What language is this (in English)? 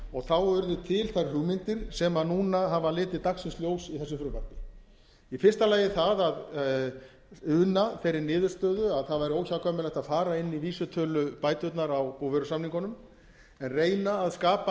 Icelandic